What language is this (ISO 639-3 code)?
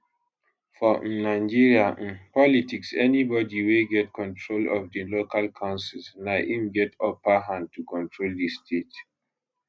pcm